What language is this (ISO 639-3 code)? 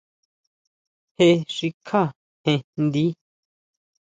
mau